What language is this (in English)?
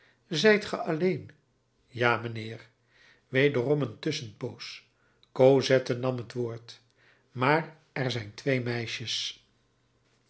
Dutch